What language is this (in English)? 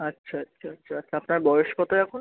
Bangla